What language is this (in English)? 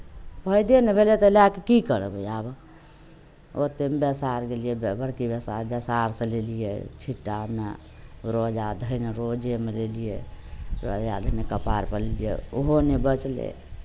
Maithili